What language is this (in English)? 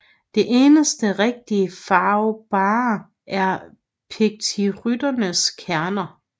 Danish